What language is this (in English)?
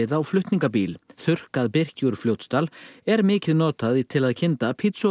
Icelandic